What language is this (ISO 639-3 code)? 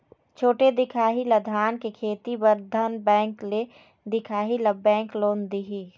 hne